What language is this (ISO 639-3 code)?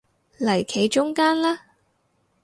yue